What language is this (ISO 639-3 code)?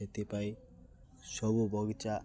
ori